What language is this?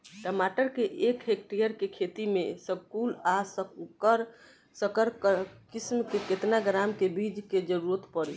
Bhojpuri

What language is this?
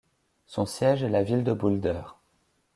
French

